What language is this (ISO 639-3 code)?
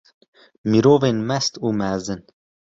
kur